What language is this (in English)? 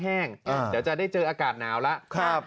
Thai